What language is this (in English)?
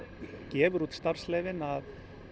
Icelandic